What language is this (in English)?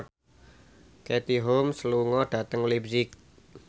Javanese